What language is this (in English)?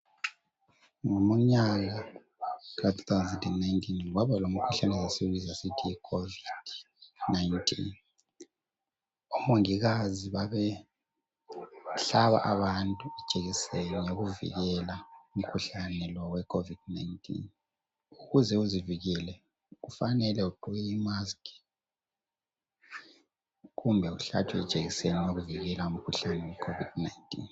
North Ndebele